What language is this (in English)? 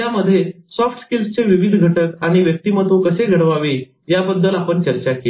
Marathi